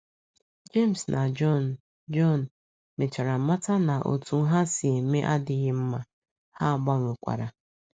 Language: Igbo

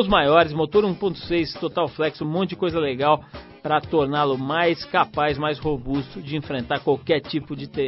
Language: Portuguese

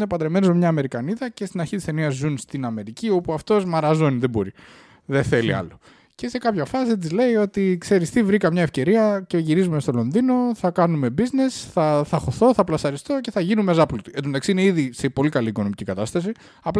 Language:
Greek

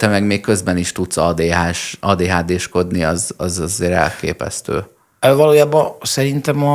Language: Hungarian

